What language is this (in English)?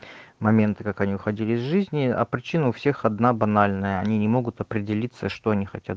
Russian